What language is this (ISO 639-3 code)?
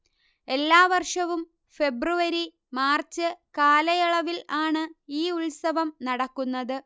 mal